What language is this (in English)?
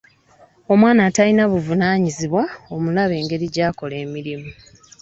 Ganda